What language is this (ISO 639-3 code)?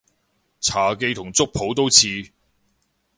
yue